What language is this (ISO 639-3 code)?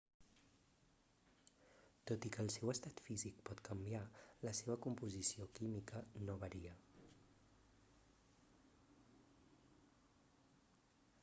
cat